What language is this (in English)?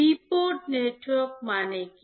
Bangla